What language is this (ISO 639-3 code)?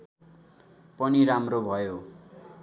nep